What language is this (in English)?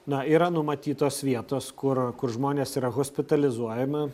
Lithuanian